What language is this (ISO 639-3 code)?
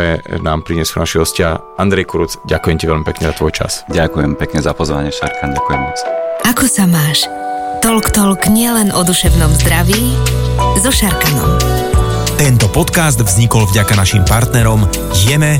slk